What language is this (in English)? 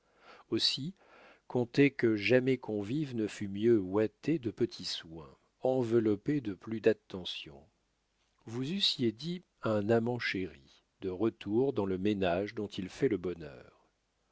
French